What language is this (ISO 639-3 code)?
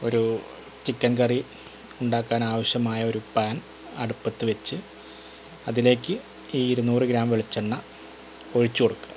mal